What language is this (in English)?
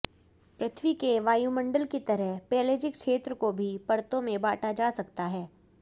Hindi